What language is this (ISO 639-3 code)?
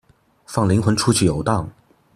zho